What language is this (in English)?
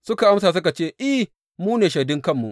Hausa